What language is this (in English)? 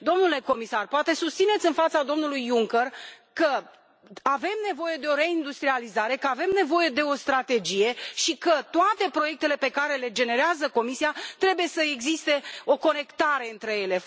Romanian